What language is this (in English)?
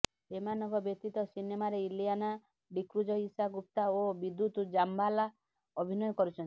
Odia